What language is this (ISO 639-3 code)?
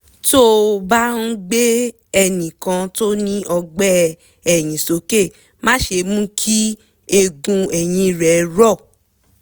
yor